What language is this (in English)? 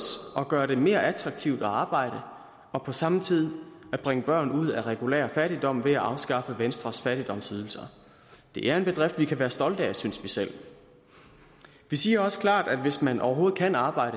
Danish